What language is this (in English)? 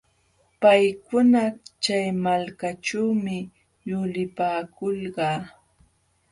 Jauja Wanca Quechua